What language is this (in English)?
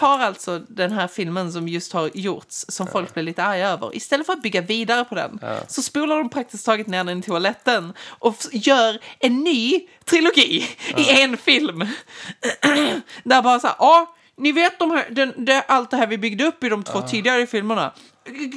Swedish